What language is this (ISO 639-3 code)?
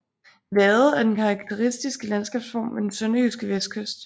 dan